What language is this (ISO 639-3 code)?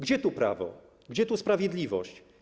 pol